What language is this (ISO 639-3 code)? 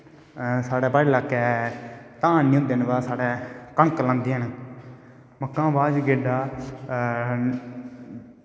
doi